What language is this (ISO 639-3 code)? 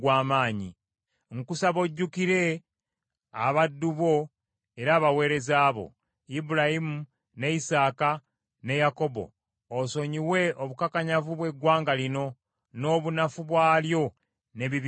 lug